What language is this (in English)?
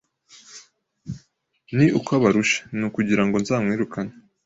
Kinyarwanda